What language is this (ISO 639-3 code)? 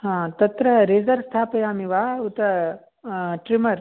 san